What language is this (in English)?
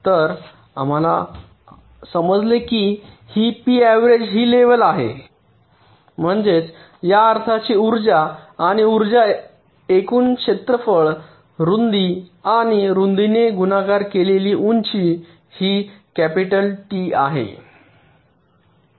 Marathi